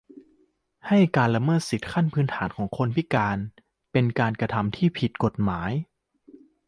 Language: Thai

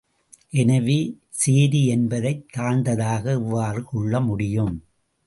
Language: Tamil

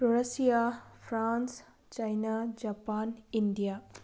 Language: Manipuri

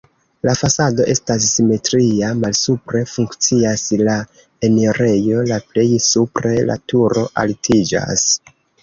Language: Esperanto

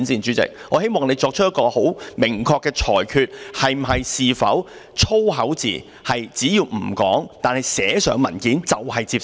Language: Cantonese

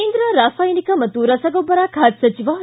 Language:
Kannada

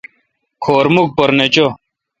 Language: Kalkoti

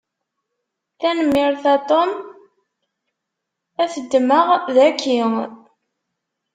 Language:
Kabyle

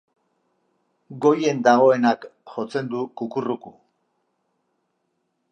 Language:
Basque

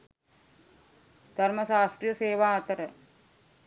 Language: Sinhala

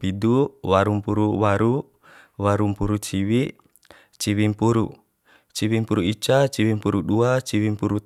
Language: Bima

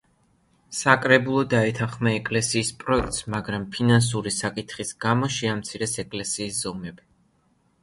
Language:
Georgian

